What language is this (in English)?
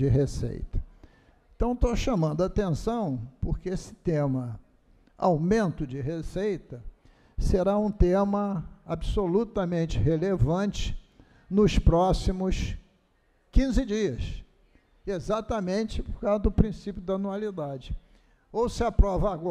Portuguese